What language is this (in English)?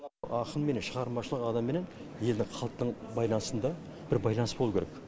Kazakh